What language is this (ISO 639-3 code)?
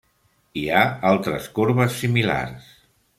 cat